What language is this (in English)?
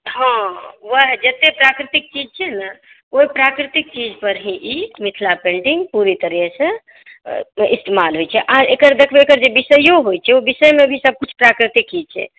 Maithili